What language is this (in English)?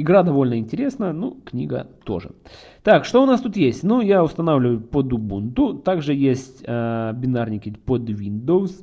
Russian